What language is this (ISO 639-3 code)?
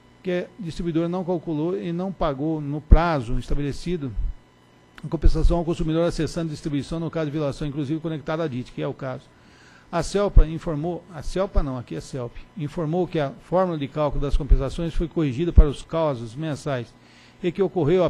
por